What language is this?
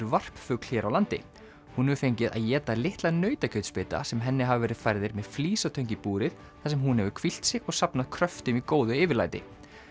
Icelandic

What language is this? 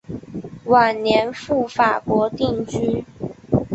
Chinese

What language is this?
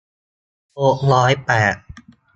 Thai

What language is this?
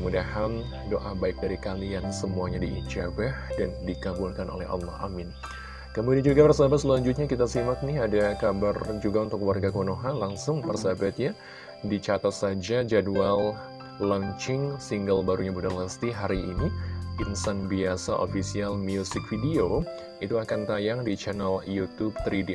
Indonesian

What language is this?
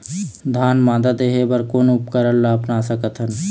Chhattisgarhi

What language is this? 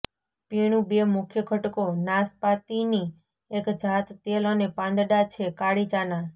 Gujarati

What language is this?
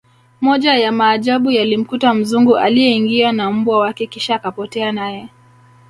Swahili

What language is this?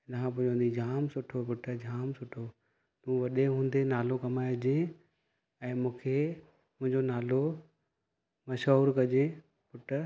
Sindhi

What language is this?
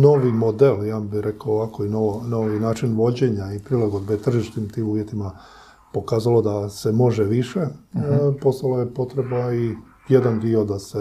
Croatian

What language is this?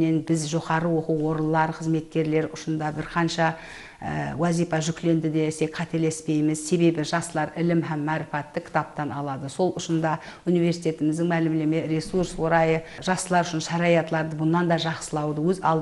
Russian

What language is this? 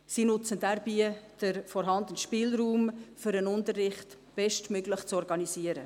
Swiss German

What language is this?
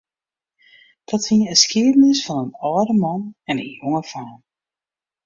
Western Frisian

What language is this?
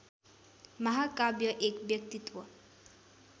Nepali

